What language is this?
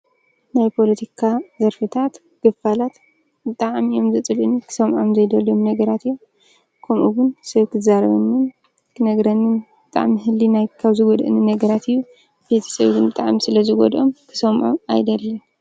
Tigrinya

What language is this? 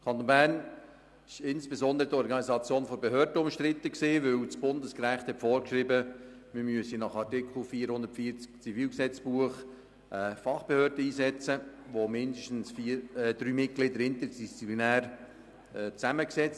Swiss German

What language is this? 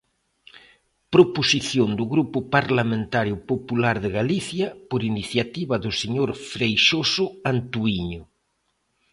Galician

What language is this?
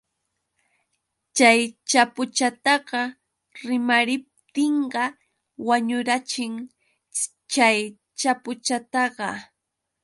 Yauyos Quechua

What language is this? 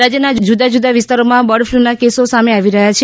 Gujarati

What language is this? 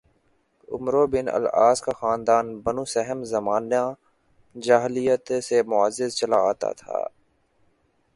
Urdu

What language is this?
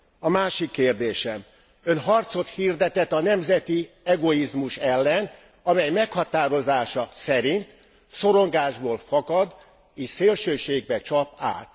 Hungarian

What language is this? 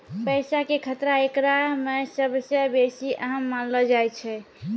Maithili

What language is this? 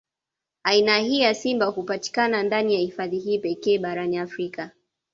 Swahili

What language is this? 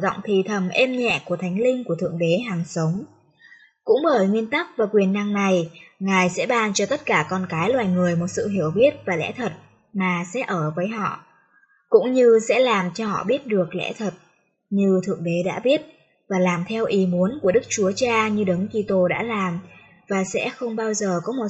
Vietnamese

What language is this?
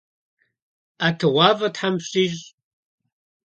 Kabardian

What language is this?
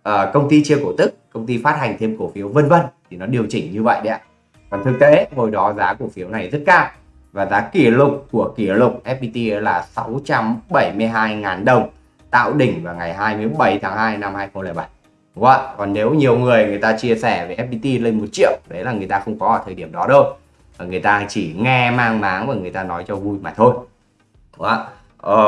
Vietnamese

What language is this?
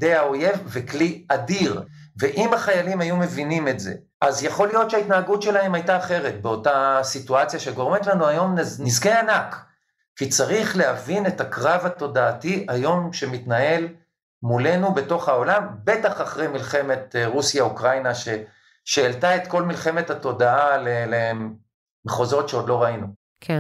Hebrew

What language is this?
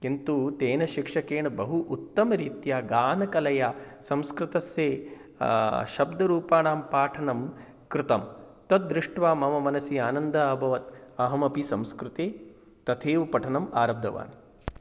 Sanskrit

